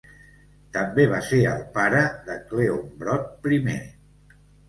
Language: Catalan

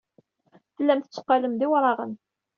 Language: Kabyle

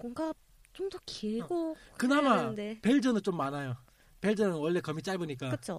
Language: Korean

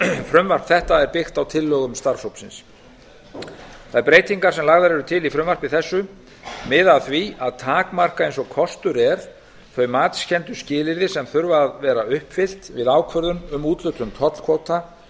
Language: Icelandic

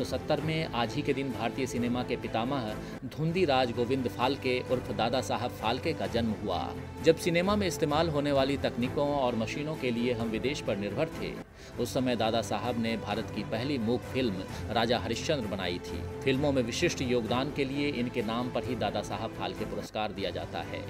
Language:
Hindi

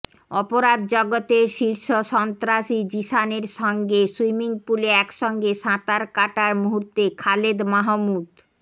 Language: Bangla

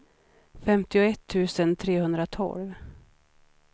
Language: Swedish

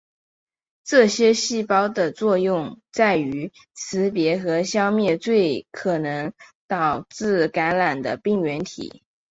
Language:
Chinese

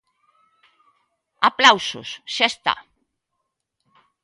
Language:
Galician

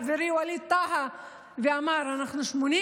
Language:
Hebrew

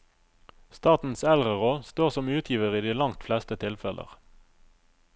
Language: Norwegian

